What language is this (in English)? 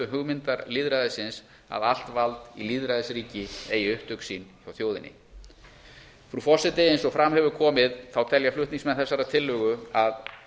Icelandic